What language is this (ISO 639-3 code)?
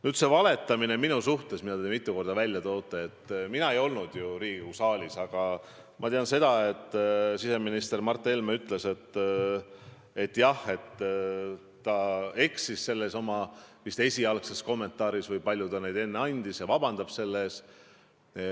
est